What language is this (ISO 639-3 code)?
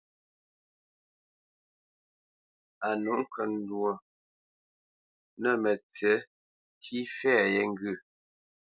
bce